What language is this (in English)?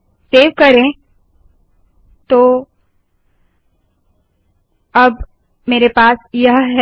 Hindi